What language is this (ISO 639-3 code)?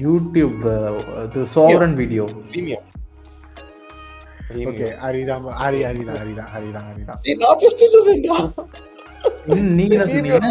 tam